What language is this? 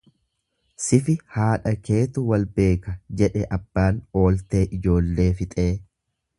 Oromo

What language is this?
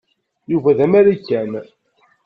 Kabyle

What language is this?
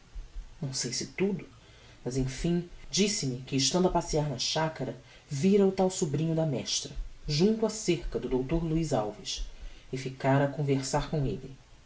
Portuguese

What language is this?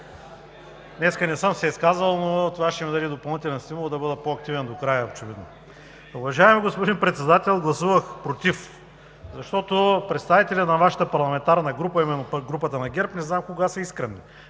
Bulgarian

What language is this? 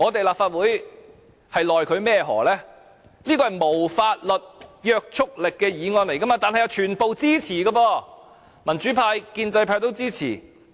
Cantonese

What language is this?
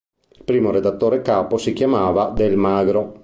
Italian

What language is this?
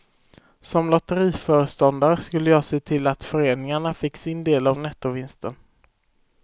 Swedish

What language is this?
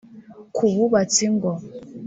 Kinyarwanda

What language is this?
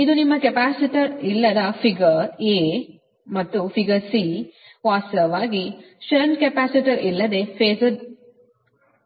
Kannada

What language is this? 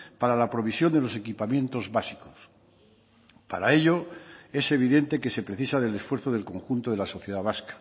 Spanish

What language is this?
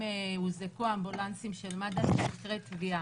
Hebrew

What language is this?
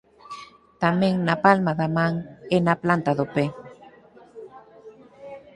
Galician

